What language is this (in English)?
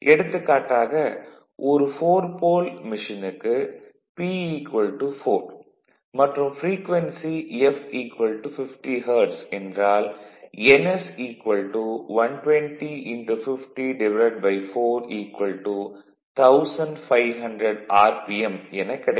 Tamil